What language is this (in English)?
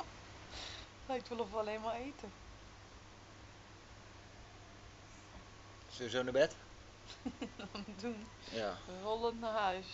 Dutch